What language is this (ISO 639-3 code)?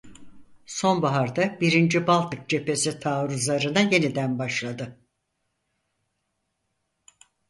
tur